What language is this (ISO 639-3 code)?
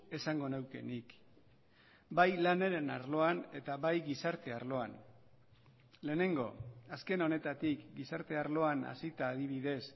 eus